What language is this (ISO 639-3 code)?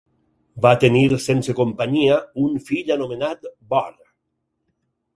cat